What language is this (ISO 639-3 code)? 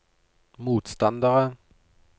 nor